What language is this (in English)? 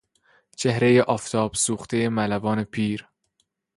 Persian